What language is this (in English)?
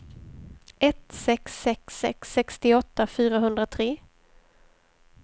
Swedish